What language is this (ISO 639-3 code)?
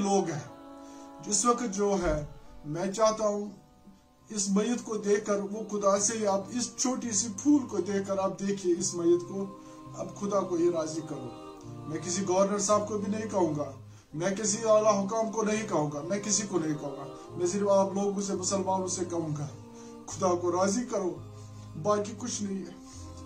tur